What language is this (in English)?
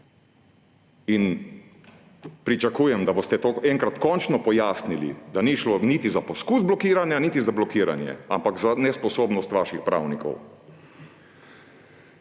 Slovenian